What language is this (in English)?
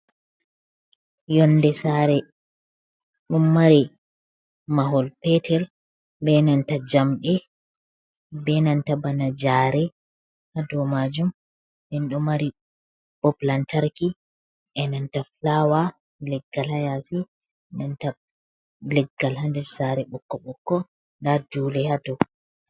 Fula